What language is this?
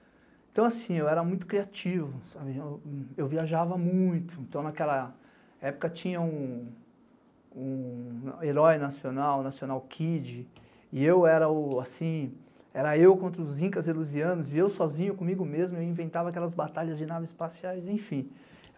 Portuguese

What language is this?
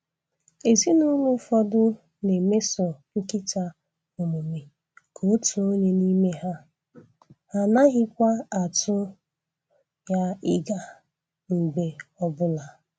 Igbo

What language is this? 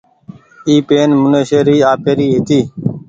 Goaria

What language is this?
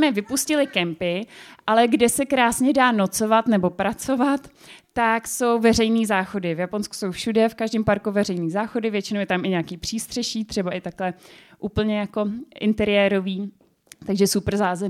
Czech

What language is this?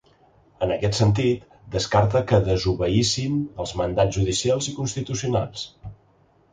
Catalan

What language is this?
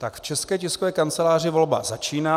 Czech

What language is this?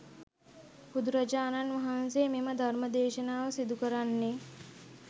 Sinhala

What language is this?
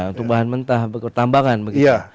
Indonesian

